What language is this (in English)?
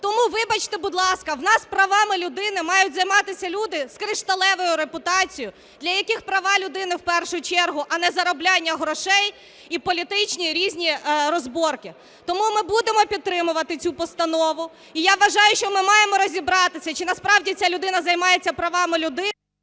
Ukrainian